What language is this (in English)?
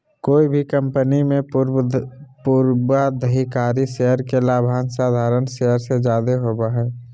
Magahi